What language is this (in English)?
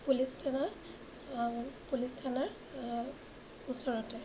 Assamese